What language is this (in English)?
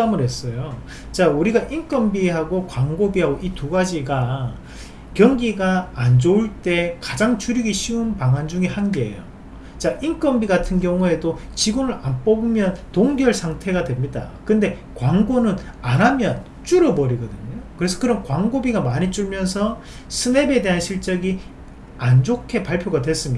Korean